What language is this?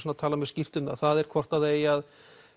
Icelandic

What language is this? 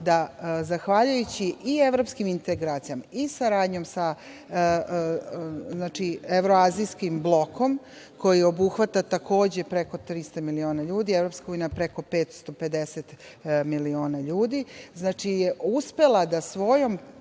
Serbian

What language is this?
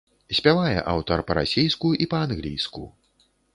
Belarusian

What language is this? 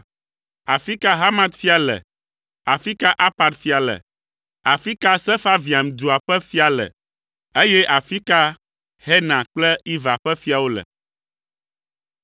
Ewe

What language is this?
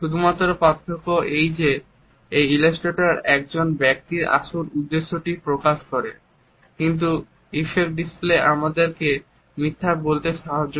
Bangla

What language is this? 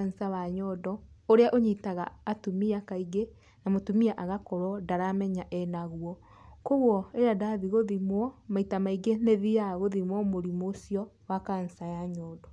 Kikuyu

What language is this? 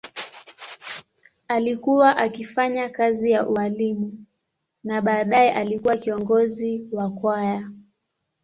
Swahili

